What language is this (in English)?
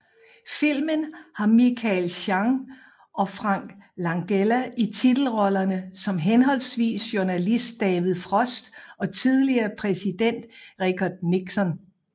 Danish